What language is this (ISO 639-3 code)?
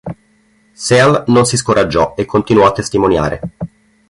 ita